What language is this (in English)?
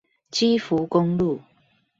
Chinese